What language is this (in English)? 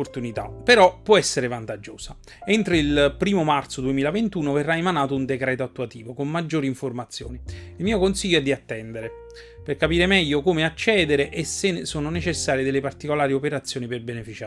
Italian